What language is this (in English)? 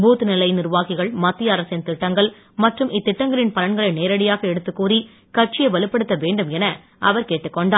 Tamil